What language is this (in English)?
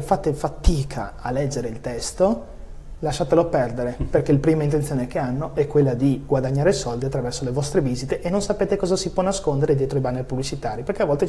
Italian